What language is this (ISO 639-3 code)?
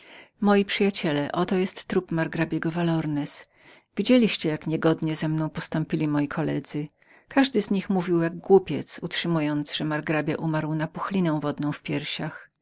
pol